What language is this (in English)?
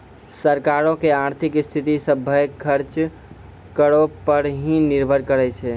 Maithili